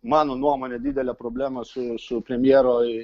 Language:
Lithuanian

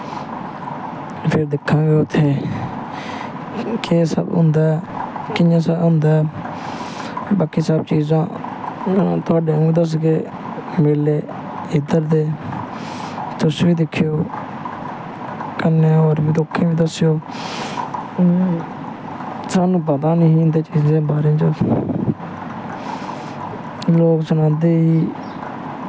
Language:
Dogri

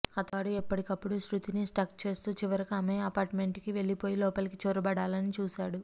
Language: Telugu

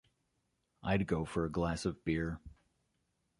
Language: English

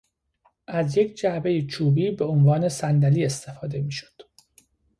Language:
Persian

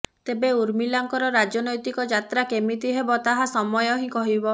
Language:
Odia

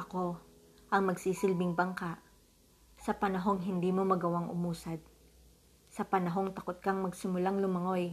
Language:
Filipino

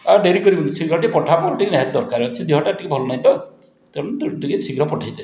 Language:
Odia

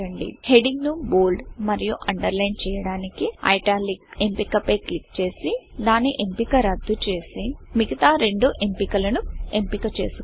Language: Telugu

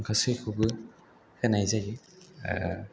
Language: Bodo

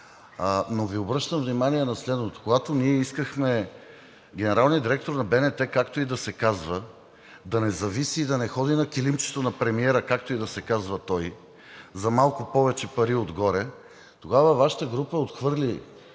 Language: Bulgarian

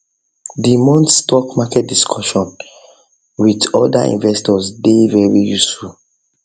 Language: Nigerian Pidgin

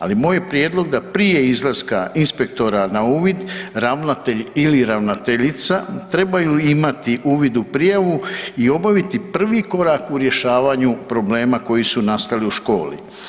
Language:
Croatian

